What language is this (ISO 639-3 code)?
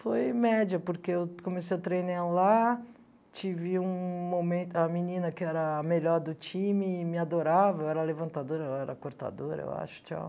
por